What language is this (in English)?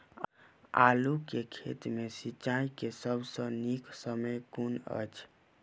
Maithili